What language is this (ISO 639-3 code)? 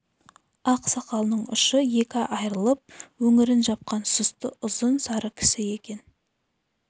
kaz